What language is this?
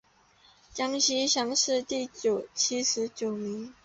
Chinese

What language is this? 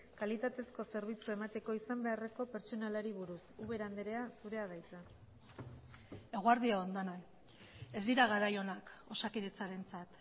Basque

